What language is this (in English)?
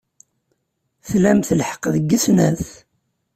Kabyle